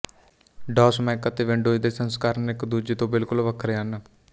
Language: Punjabi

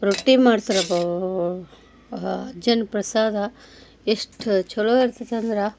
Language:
Kannada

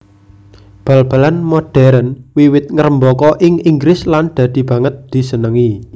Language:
Javanese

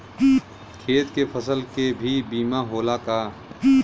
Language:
Bhojpuri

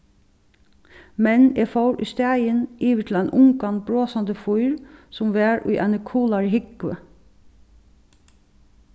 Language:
Faroese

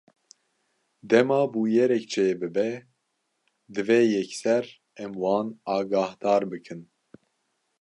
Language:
Kurdish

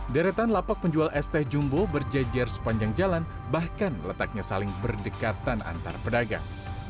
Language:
Indonesian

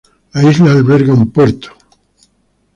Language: Spanish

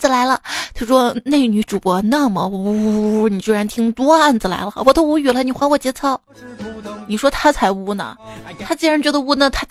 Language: Chinese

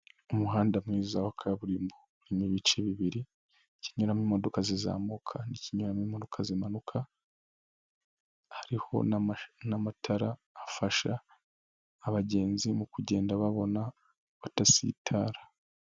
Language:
Kinyarwanda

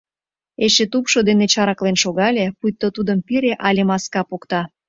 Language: Mari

